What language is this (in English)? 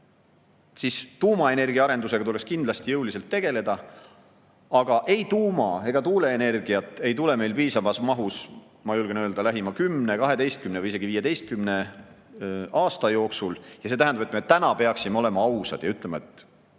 Estonian